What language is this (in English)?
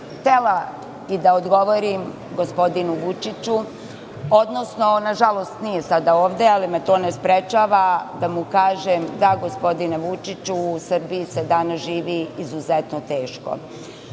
Serbian